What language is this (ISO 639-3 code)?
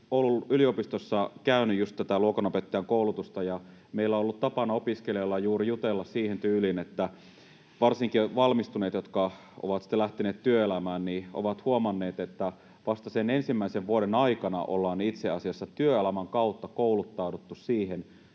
fin